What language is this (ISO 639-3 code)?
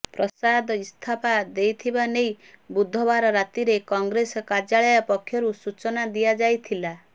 ori